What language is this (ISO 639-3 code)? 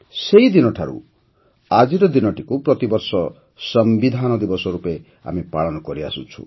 ori